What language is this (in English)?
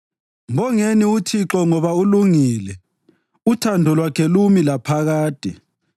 North Ndebele